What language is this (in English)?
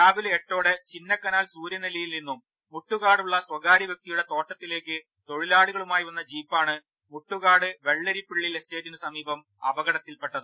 Malayalam